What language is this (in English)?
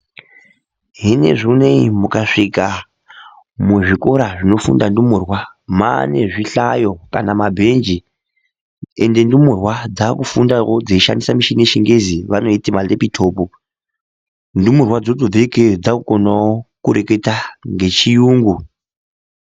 Ndau